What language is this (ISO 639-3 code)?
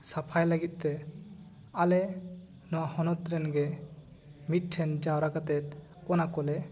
sat